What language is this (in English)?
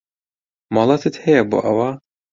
Central Kurdish